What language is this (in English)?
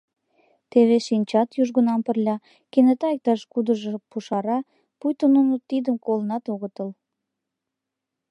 Mari